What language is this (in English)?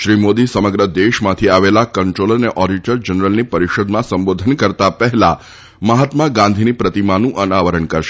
Gujarati